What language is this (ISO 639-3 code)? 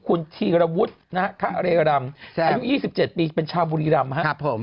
tha